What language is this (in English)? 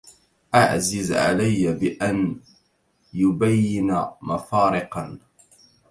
Arabic